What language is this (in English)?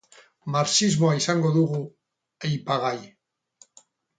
Basque